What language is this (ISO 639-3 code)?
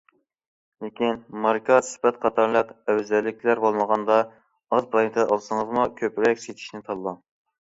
uig